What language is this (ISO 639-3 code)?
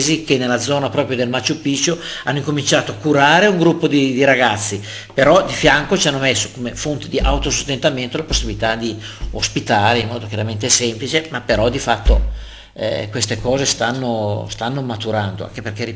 ita